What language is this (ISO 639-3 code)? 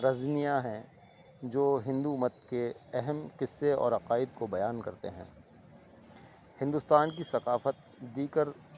urd